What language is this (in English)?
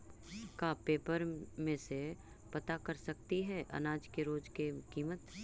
Magahi